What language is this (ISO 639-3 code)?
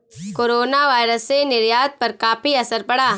hin